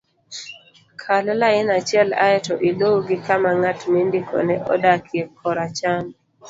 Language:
Luo (Kenya and Tanzania)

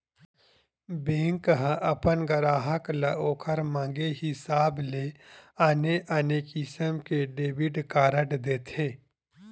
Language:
Chhattisgarhi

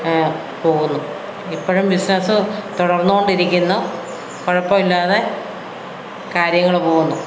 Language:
Malayalam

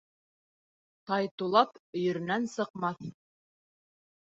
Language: Bashkir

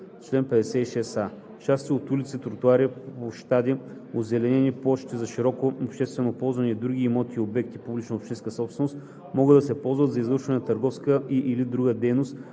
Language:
Bulgarian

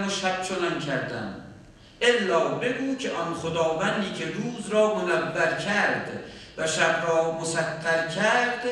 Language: Persian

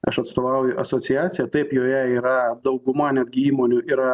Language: Lithuanian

